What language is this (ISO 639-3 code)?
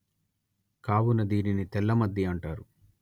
tel